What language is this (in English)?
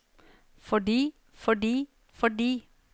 Norwegian